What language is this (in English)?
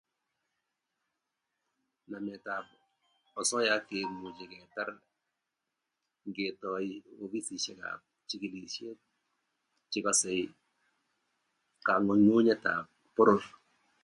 Kalenjin